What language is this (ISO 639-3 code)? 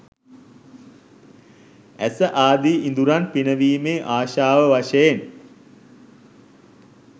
sin